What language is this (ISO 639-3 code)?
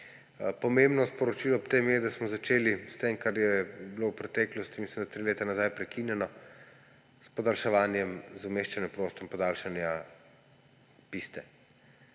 slv